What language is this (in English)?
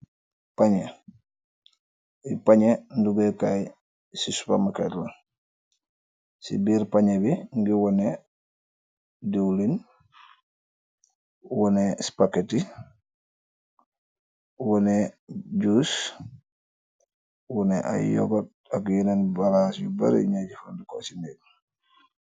Wolof